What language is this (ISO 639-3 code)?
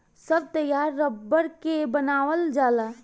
bho